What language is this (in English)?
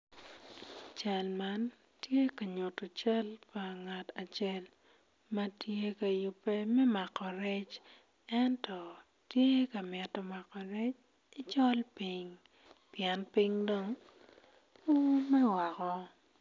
Acoli